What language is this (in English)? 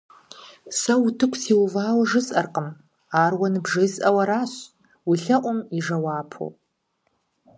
Kabardian